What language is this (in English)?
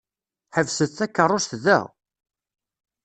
Kabyle